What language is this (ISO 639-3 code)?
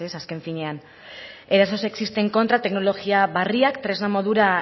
eus